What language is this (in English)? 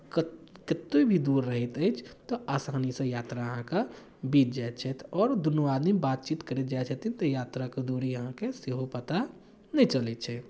Maithili